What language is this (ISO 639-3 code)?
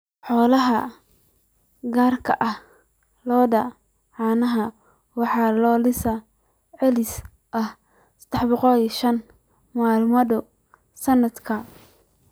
som